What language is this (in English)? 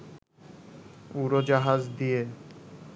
Bangla